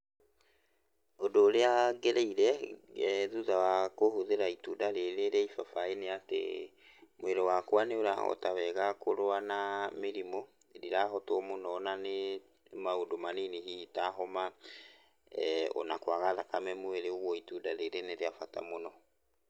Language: Kikuyu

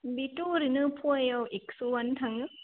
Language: Bodo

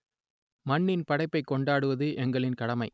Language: Tamil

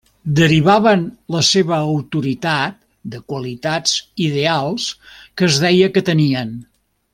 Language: Catalan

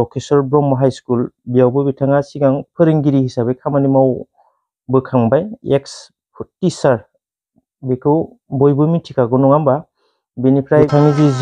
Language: Vietnamese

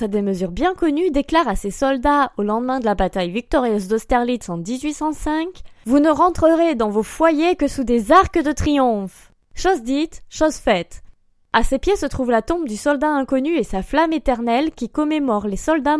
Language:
French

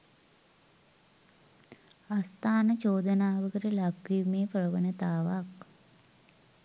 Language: Sinhala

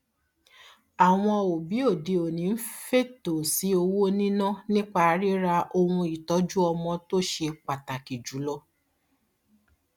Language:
Yoruba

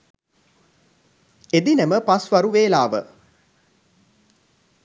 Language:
Sinhala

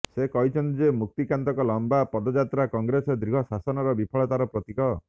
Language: Odia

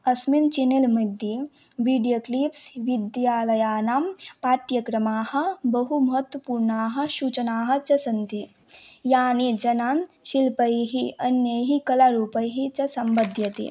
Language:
Sanskrit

